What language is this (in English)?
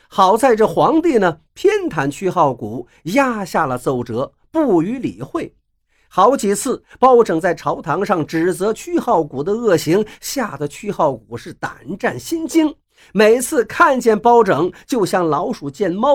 Chinese